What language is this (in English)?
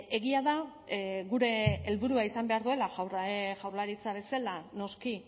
Basque